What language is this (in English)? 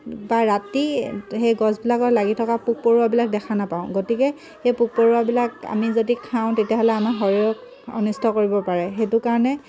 Assamese